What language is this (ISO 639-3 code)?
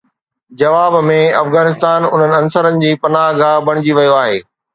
snd